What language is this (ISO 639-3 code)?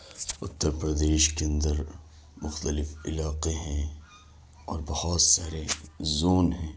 urd